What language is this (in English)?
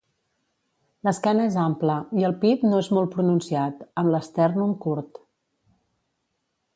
Catalan